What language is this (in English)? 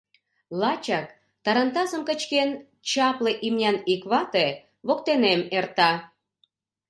Mari